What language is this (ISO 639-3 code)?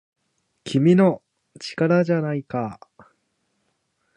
jpn